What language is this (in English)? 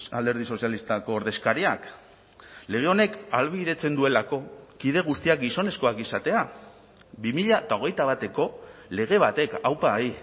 Basque